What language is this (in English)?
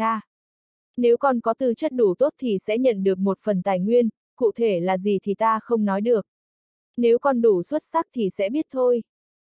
Vietnamese